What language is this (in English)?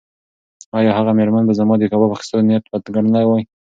Pashto